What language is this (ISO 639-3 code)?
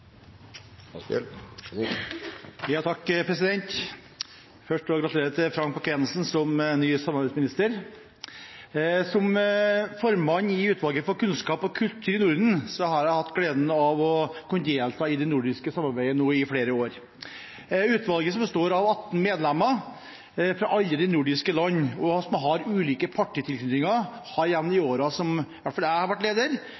nob